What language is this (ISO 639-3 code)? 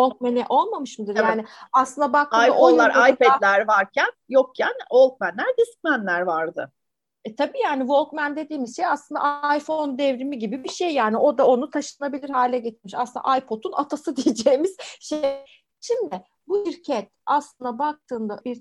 tur